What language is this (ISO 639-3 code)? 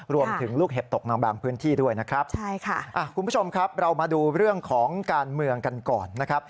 tha